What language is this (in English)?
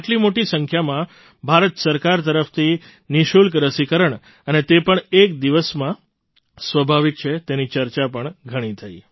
Gujarati